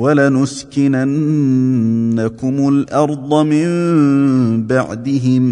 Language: Arabic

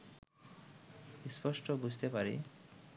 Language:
Bangla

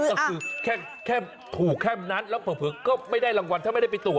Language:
Thai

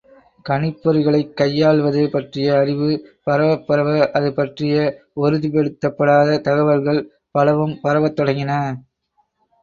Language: Tamil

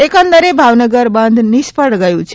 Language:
Gujarati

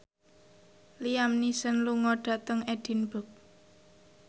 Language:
Javanese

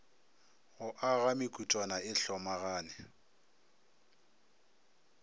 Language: Northern Sotho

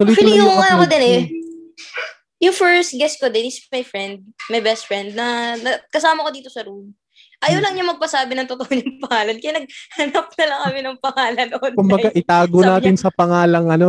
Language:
Filipino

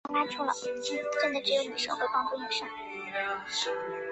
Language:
Chinese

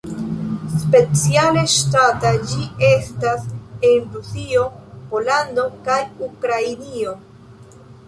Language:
Esperanto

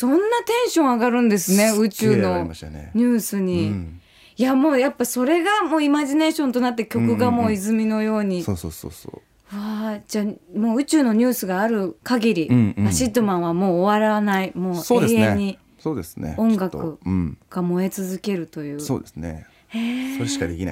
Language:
Japanese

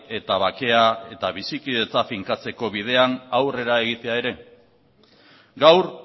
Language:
Basque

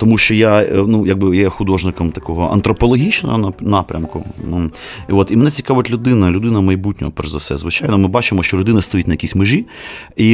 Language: Ukrainian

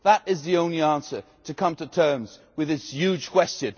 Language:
English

